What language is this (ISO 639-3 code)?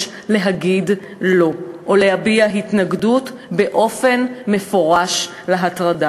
heb